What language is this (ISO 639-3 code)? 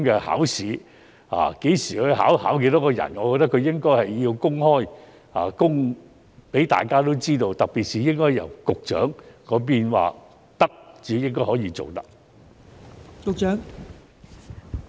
yue